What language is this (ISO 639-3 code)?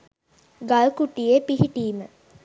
sin